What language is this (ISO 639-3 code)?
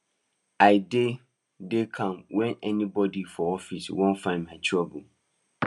pcm